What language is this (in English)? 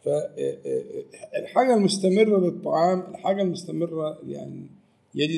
Arabic